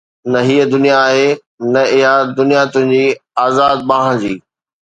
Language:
Sindhi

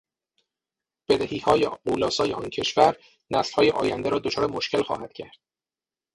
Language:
Persian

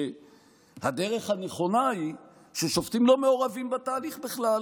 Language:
Hebrew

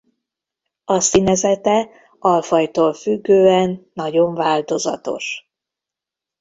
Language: Hungarian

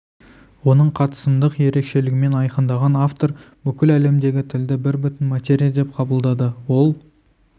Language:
Kazakh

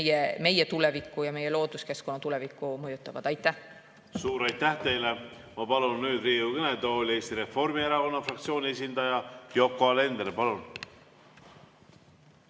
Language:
Estonian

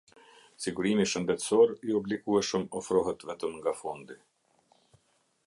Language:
Albanian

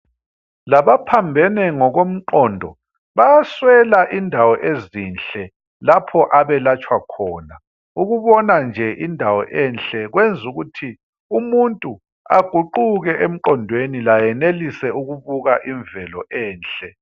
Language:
North Ndebele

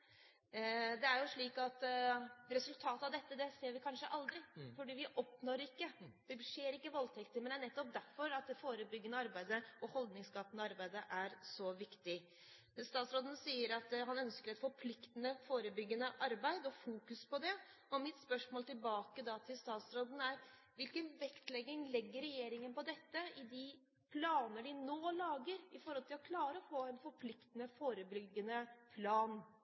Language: Norwegian Bokmål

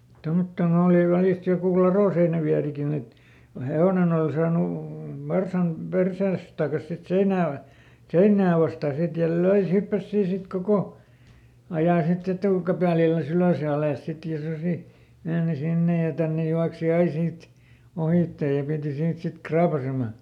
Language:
Finnish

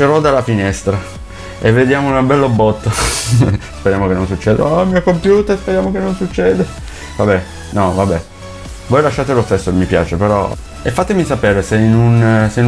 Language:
Italian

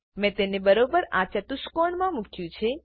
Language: Gujarati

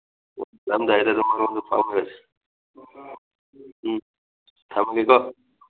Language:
Manipuri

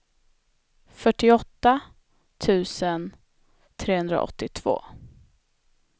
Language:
Swedish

